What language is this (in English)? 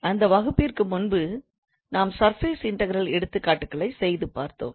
Tamil